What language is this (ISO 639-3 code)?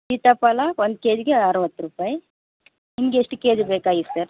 kan